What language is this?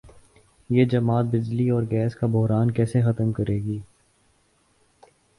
Urdu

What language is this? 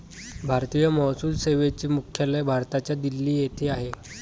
Marathi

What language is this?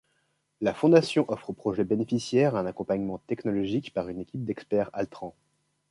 French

